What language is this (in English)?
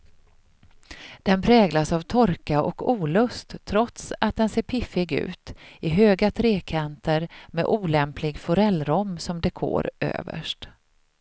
Swedish